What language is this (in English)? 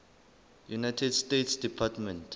Southern Sotho